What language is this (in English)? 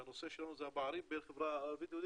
Hebrew